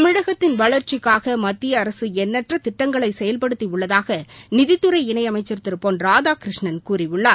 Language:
Tamil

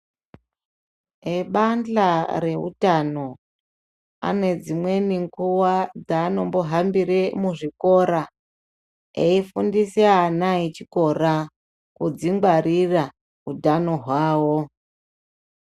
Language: Ndau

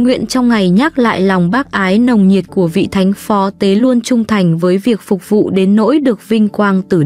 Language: Vietnamese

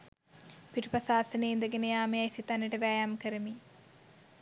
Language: Sinhala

